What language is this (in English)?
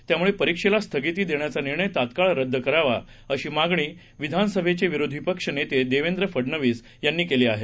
Marathi